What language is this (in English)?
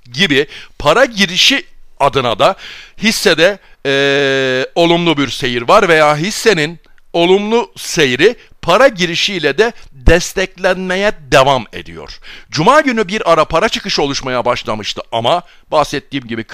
Turkish